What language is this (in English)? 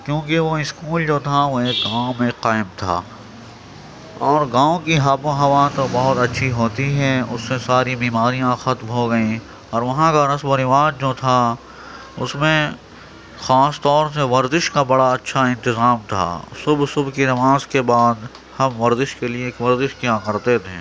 Urdu